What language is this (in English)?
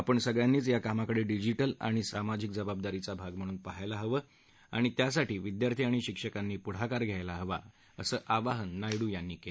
Marathi